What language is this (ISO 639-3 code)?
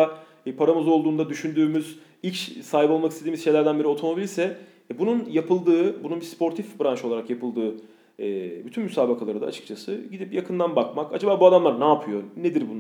tur